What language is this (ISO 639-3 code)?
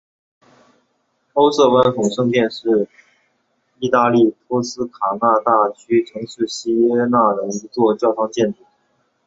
zho